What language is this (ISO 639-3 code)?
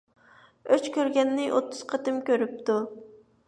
uig